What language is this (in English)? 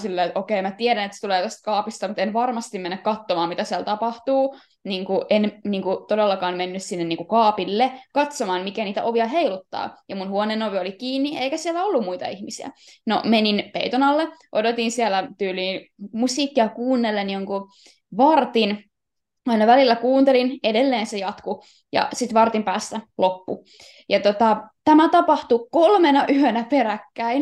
Finnish